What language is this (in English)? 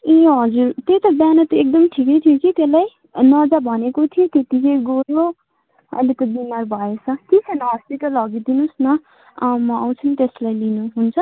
Nepali